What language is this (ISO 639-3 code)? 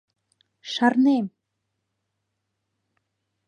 chm